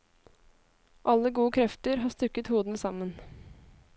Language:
Norwegian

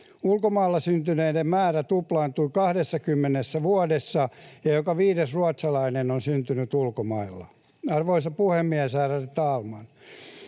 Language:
Finnish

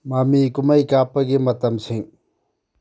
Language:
Manipuri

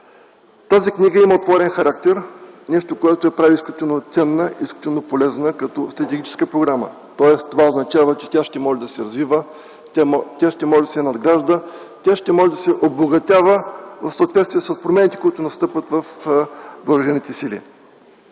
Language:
Bulgarian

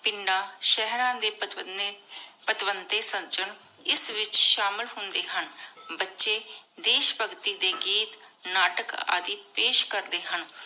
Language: Punjabi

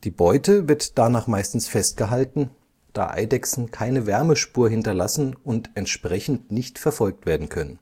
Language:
German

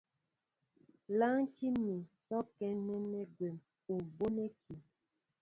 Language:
Mbo (Cameroon)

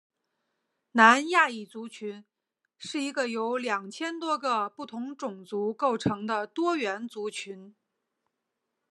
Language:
Chinese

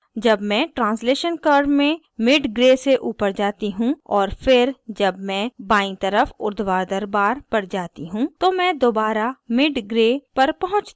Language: Hindi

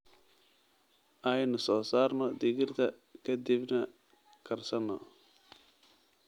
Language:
Somali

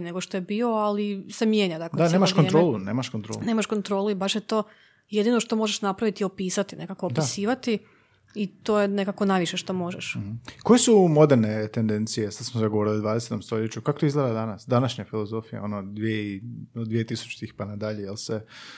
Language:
Croatian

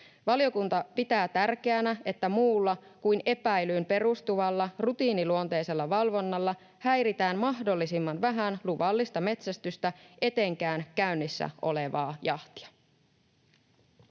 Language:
Finnish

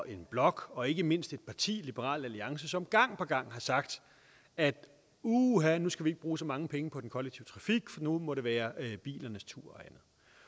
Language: Danish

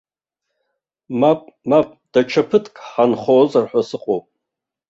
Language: Abkhazian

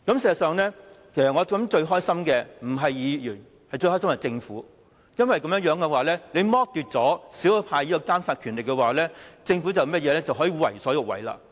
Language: Cantonese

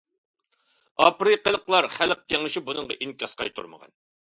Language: Uyghur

